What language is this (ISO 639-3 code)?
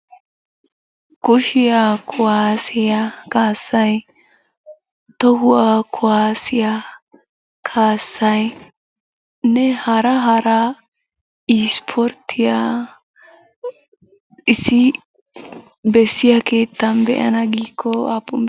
wal